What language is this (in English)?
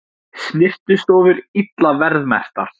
Icelandic